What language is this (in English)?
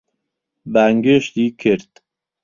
Central Kurdish